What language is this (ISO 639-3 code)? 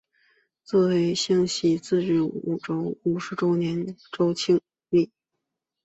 zho